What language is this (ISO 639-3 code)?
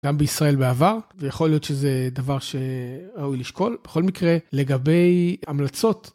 heb